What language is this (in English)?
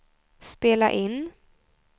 Swedish